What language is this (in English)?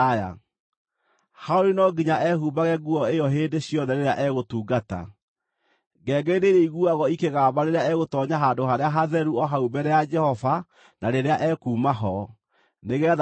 Kikuyu